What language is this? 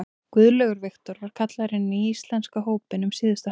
Icelandic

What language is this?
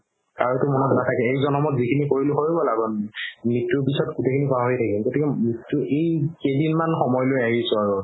Assamese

